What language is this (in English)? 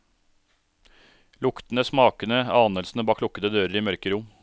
Norwegian